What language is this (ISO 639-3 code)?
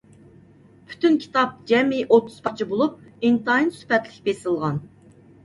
uig